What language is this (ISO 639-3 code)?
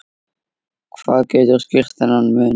isl